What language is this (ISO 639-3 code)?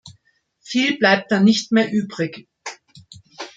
deu